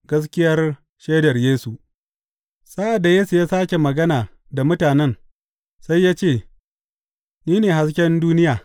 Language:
Hausa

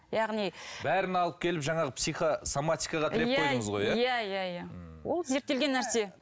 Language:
Kazakh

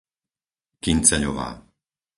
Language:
Slovak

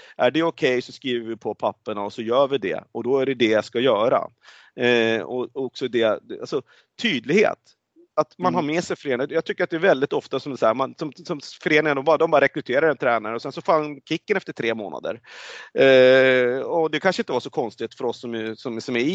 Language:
Swedish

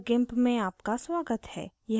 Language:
Hindi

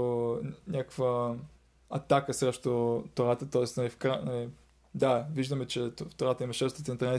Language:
Bulgarian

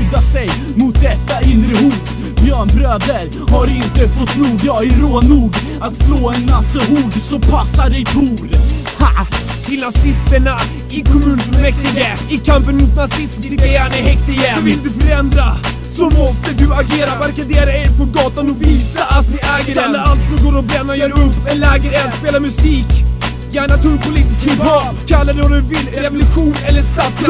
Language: Swedish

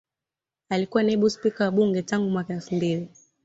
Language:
Swahili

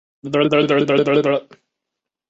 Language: Chinese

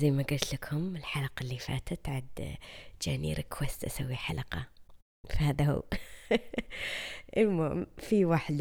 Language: Arabic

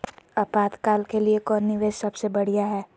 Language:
Magahi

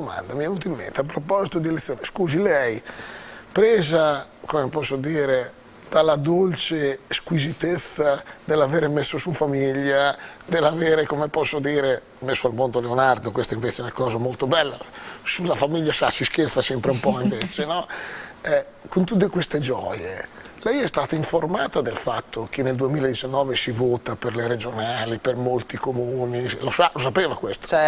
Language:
Italian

